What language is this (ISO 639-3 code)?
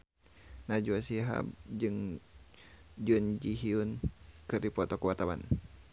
sun